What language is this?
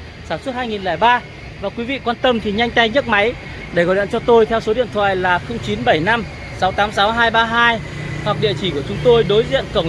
Vietnamese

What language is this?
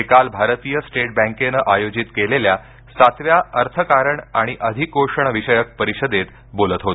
Marathi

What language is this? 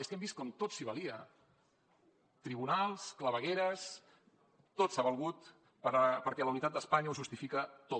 Catalan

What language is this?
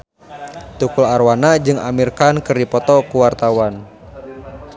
Sundanese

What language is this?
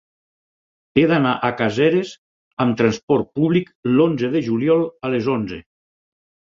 Catalan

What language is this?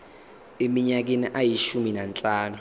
Zulu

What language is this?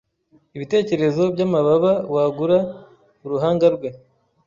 Kinyarwanda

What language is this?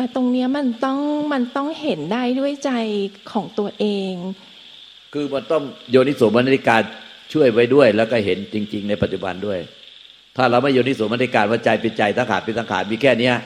Thai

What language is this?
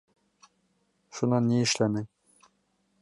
Bashkir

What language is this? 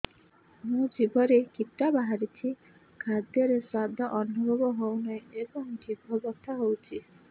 Odia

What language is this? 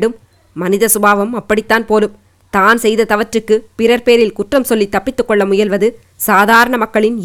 Tamil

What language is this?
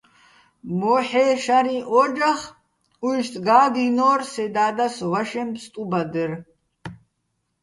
Bats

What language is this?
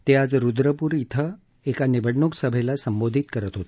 Marathi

